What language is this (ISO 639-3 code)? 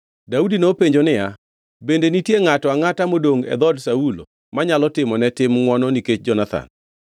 luo